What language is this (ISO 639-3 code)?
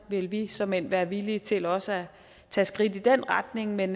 dan